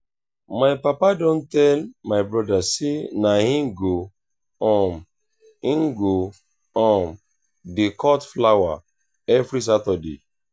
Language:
Nigerian Pidgin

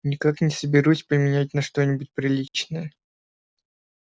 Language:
Russian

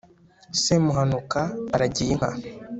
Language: Kinyarwanda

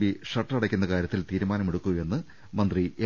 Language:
Malayalam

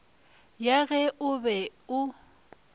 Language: Northern Sotho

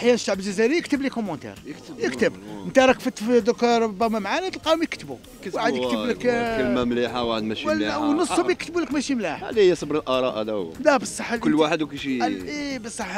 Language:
Arabic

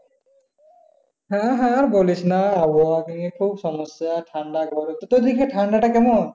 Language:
Bangla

